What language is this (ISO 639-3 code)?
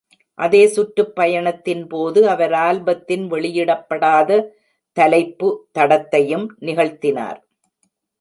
tam